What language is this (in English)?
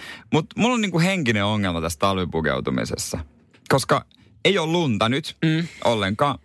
Finnish